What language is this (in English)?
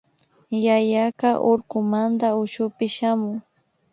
Imbabura Highland Quichua